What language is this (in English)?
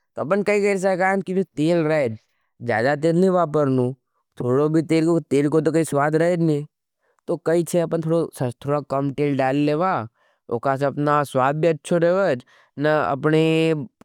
Nimadi